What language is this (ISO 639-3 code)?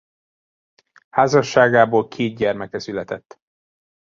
hun